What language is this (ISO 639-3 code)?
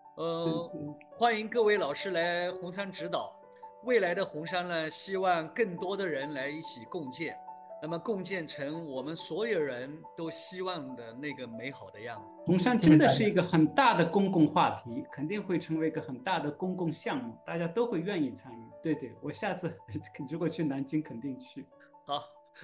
zho